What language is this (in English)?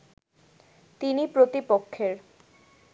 Bangla